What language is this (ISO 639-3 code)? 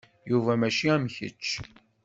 kab